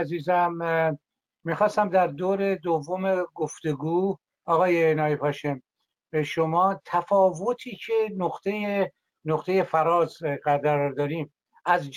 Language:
Persian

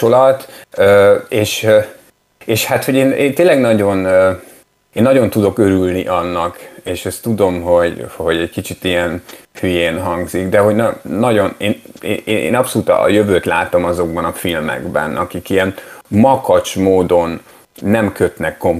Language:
Hungarian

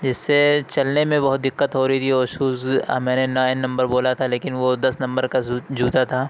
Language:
Urdu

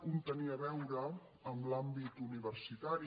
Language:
Catalan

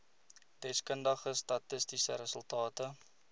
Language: Afrikaans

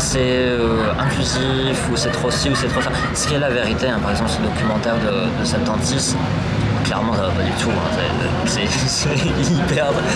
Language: French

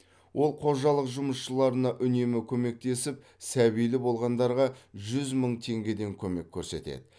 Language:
Kazakh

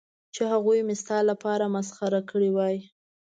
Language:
Pashto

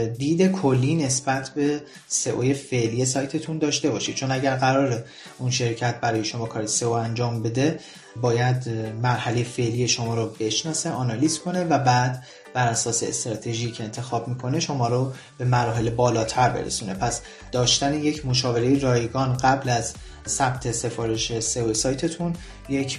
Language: Persian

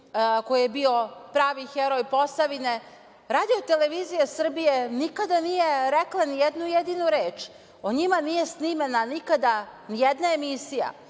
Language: Serbian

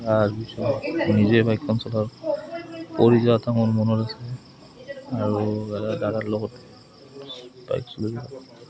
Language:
Assamese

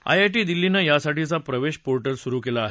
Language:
Marathi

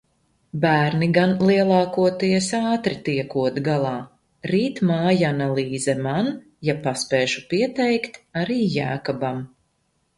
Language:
Latvian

